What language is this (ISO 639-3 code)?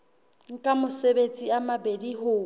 sot